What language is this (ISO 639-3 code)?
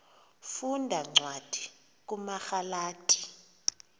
xho